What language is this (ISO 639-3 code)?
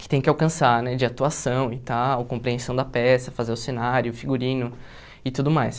por